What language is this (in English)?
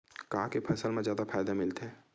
Chhattisgarhi